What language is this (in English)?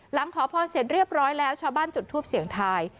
Thai